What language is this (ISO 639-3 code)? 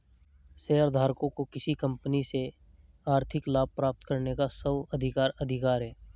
hin